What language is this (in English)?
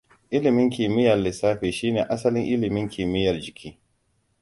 Hausa